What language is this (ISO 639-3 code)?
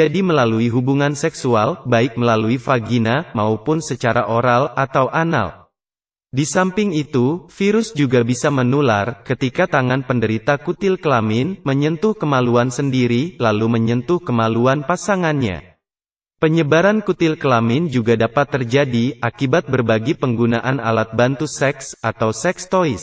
ind